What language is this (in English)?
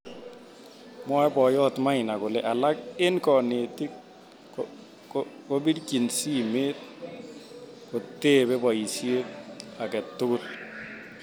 Kalenjin